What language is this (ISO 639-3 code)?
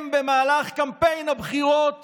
heb